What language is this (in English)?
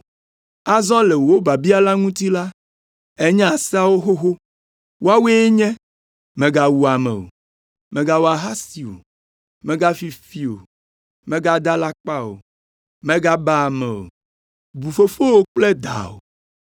Ewe